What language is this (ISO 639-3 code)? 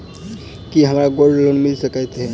mai